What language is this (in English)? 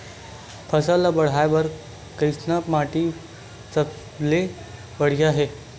Chhattisgarhi